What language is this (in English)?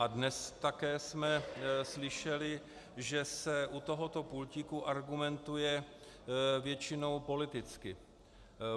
Czech